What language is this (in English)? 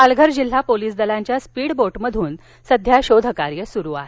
Marathi